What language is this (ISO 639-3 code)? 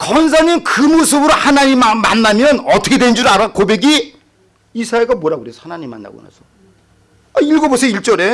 kor